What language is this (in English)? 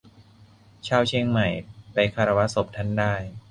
Thai